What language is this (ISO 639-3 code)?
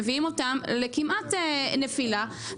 heb